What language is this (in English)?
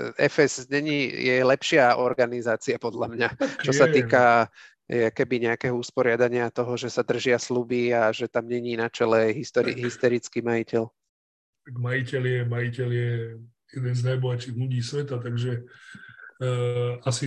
Slovak